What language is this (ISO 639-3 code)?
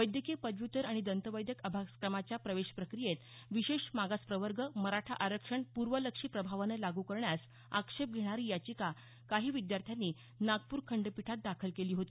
mar